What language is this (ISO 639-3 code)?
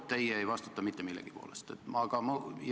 est